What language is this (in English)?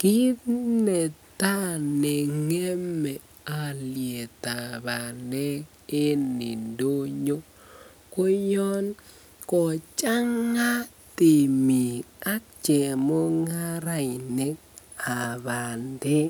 Kalenjin